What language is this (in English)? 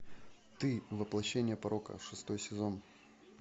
Russian